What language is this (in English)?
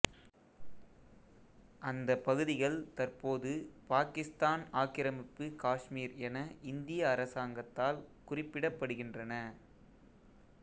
Tamil